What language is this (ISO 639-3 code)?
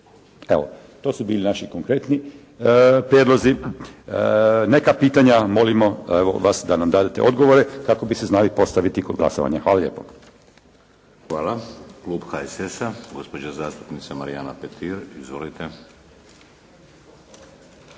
hrv